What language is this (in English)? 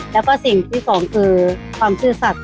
Thai